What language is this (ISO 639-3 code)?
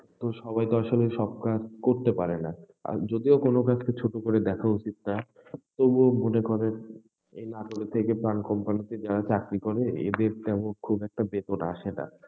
ben